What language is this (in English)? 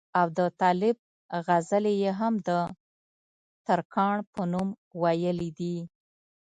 Pashto